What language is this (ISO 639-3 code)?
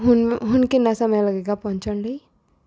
pan